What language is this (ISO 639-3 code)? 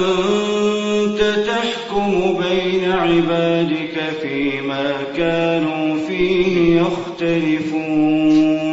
ara